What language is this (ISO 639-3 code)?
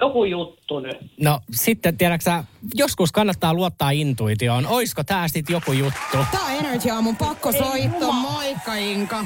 fin